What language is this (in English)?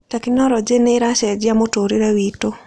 Kikuyu